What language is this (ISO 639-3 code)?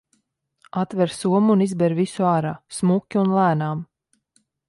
lav